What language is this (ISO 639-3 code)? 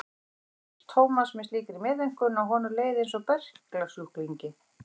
isl